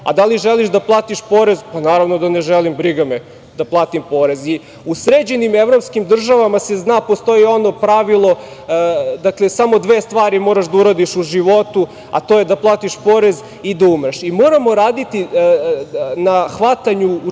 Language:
Serbian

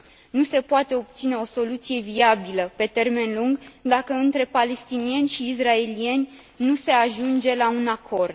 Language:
Romanian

